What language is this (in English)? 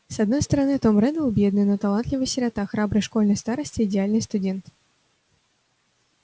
Russian